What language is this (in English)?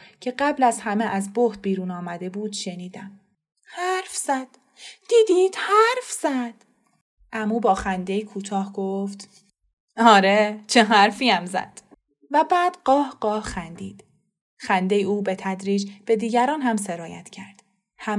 Persian